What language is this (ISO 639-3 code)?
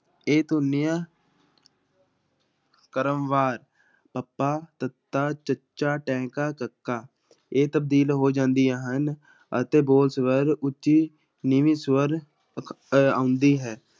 pan